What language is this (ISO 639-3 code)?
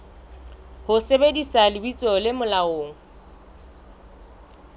sot